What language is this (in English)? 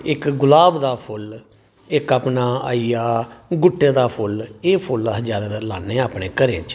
Dogri